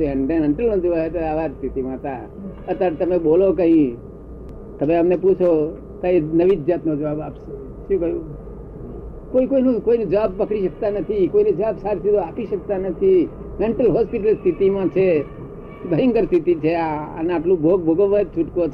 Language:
Gujarati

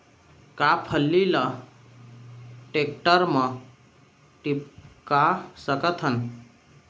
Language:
Chhattisgarhi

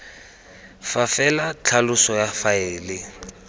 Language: Tswana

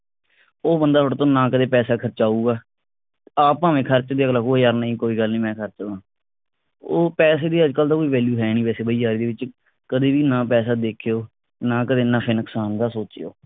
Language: Punjabi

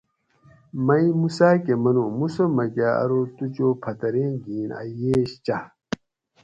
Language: Gawri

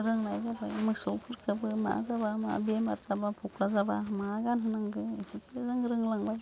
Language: Bodo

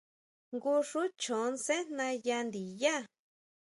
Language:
Huautla Mazatec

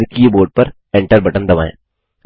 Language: Hindi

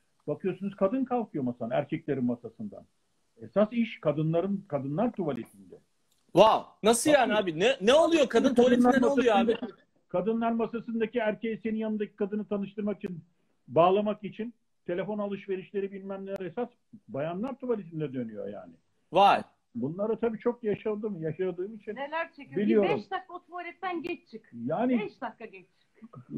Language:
Turkish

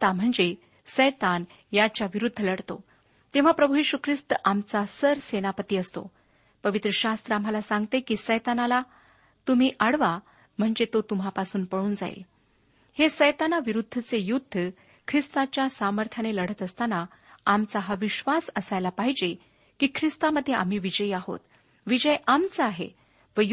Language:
Marathi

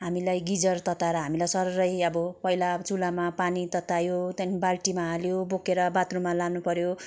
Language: Nepali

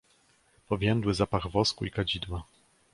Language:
Polish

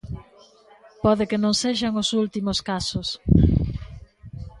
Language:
Galician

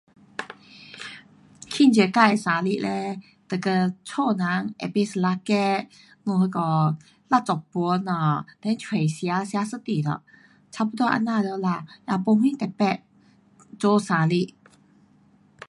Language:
Pu-Xian Chinese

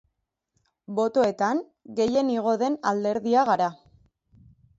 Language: Basque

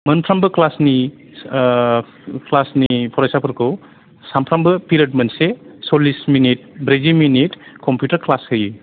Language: Bodo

